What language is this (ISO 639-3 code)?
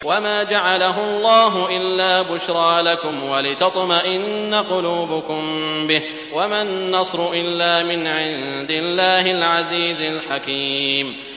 ara